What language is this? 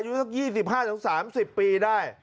Thai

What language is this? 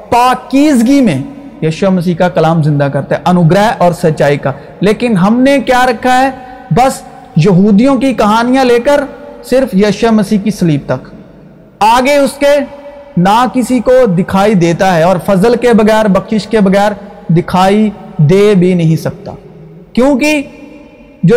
Urdu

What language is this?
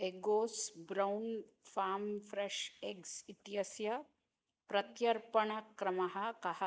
Sanskrit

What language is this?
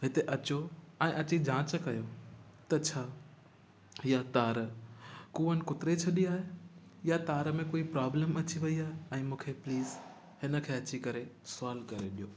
Sindhi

